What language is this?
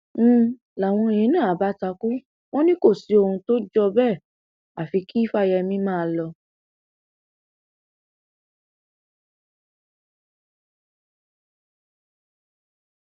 Yoruba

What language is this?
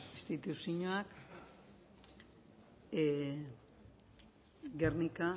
Basque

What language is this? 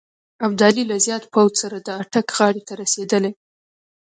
Pashto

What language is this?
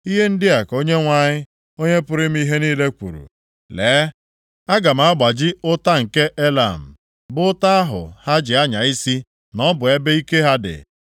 Igbo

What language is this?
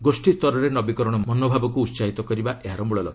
Odia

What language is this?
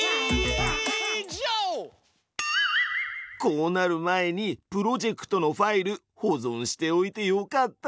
Japanese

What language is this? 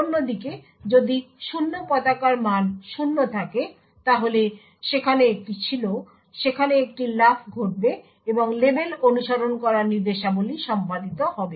Bangla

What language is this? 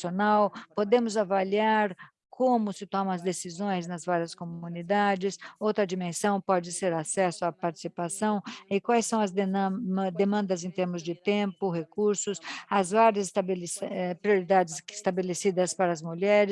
Portuguese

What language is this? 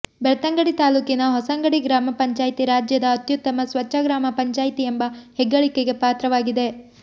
Kannada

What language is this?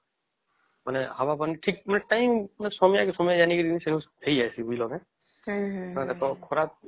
Odia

